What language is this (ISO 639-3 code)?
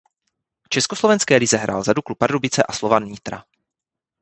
ces